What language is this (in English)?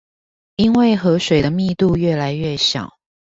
Chinese